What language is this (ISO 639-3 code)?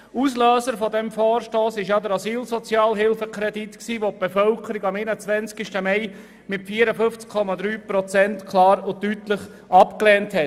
gsw